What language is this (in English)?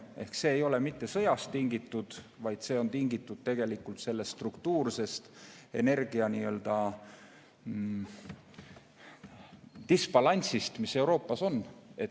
Estonian